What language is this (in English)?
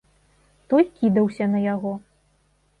Belarusian